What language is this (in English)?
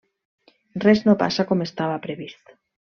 Catalan